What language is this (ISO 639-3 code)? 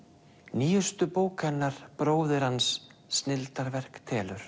isl